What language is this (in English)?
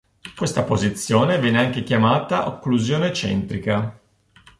Italian